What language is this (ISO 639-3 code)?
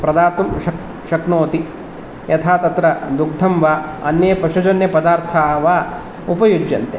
san